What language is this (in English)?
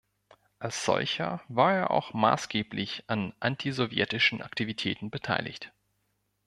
German